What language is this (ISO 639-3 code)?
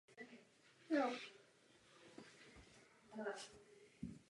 ces